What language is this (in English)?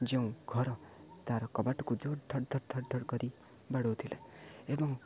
Odia